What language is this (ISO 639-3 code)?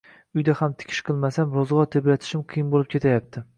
uzb